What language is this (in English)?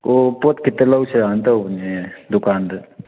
Manipuri